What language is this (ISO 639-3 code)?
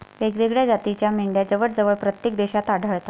mar